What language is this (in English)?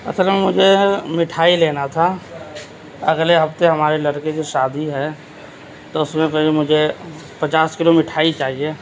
Urdu